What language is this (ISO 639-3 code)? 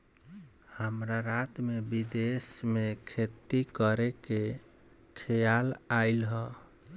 bho